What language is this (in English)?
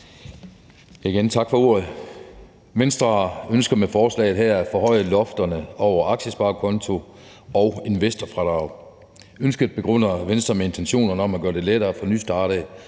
Danish